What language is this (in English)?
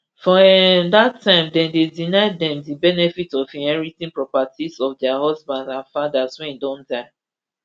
Nigerian Pidgin